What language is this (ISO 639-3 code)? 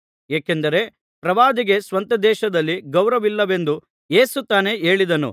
kan